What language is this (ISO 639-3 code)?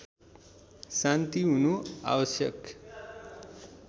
nep